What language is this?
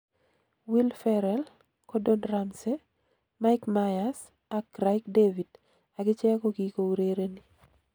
Kalenjin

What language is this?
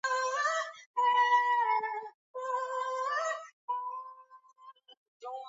Swahili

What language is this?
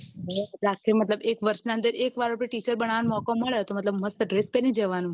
Gujarati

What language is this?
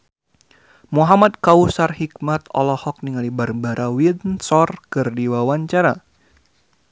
Sundanese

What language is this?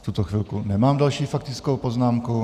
Czech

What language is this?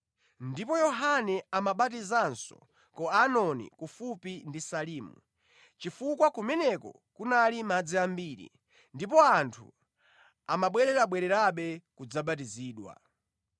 Nyanja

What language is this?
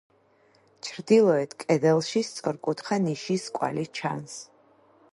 Georgian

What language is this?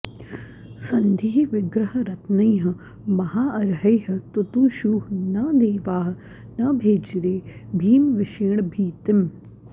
Sanskrit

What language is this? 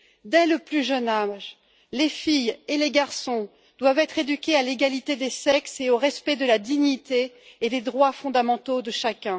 French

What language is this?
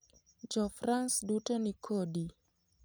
Luo (Kenya and Tanzania)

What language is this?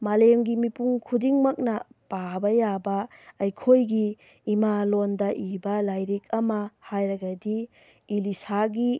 Manipuri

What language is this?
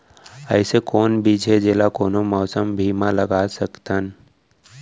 Chhattisgarhi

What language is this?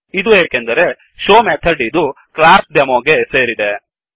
Kannada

